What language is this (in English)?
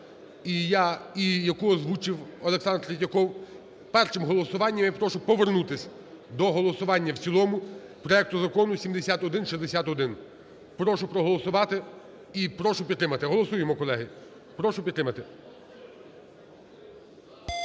Ukrainian